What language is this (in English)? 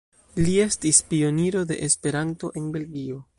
Esperanto